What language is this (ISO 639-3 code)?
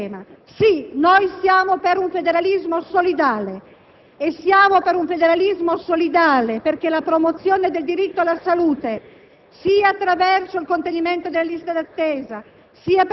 ita